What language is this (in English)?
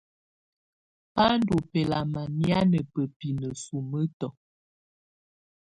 Tunen